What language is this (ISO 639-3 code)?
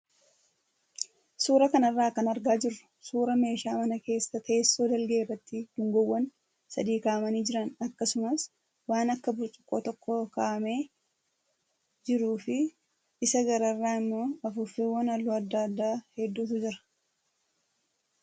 orm